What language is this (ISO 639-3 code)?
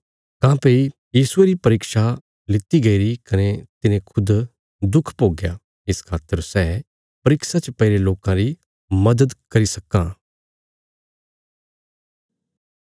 kfs